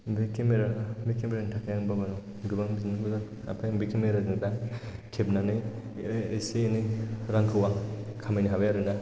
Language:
Bodo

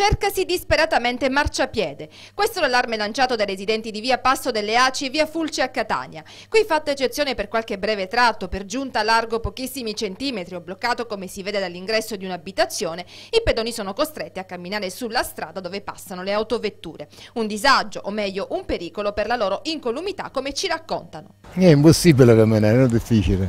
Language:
Italian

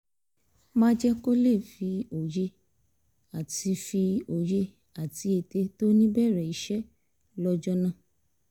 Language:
Yoruba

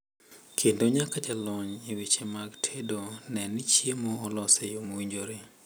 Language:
Luo (Kenya and Tanzania)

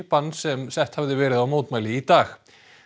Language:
Icelandic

